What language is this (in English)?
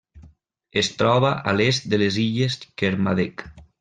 Catalan